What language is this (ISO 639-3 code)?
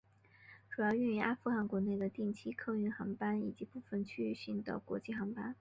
zho